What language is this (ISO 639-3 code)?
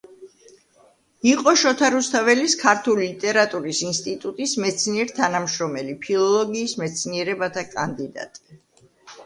kat